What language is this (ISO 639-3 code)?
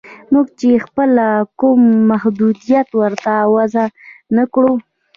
pus